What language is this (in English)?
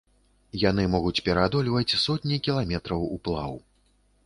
Belarusian